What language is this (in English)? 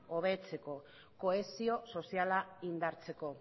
Basque